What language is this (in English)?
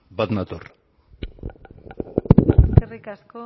Basque